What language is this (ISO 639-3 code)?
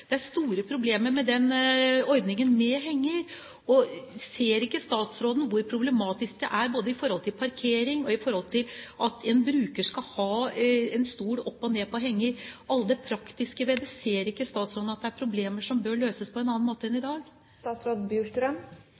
nob